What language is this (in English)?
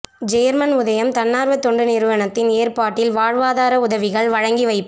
Tamil